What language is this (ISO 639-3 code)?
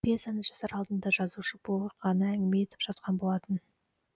kaz